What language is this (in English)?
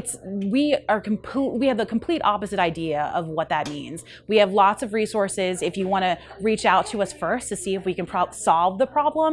English